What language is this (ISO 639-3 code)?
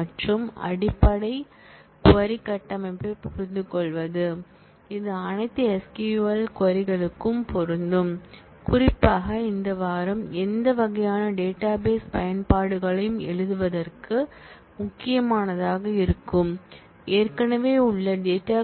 tam